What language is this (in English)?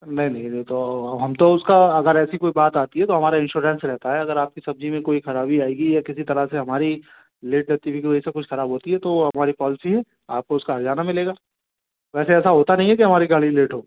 Hindi